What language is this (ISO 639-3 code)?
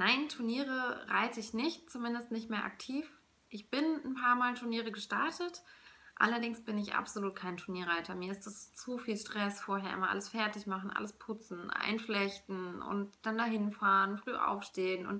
deu